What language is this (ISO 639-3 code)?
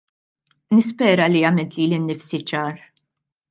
mlt